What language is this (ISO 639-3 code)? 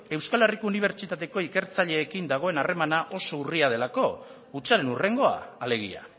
eus